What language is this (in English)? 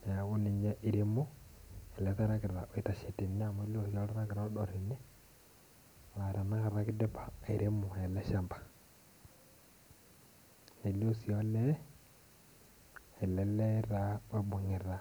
Masai